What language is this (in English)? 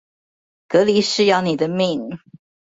Chinese